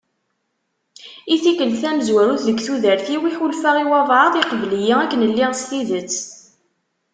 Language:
Kabyle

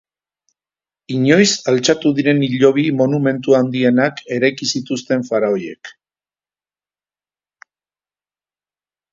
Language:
Basque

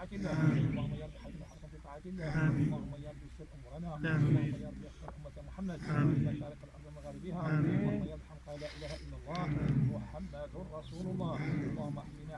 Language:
Arabic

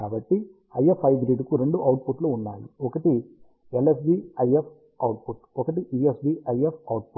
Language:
Telugu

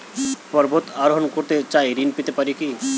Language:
Bangla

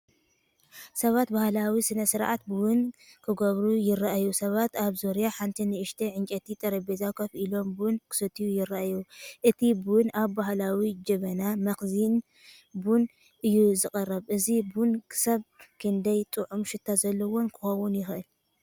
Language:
Tigrinya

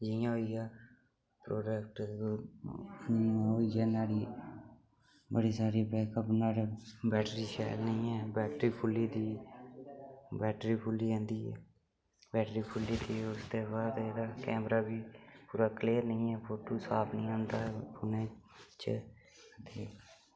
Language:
Dogri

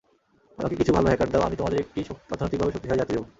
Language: Bangla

